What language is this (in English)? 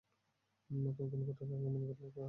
Bangla